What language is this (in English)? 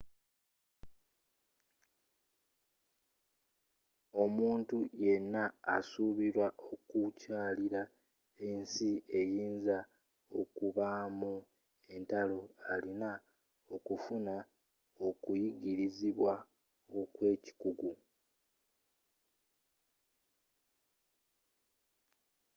Ganda